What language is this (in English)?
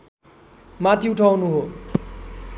Nepali